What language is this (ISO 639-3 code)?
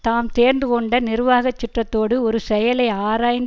tam